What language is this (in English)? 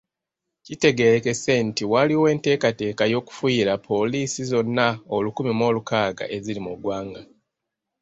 Ganda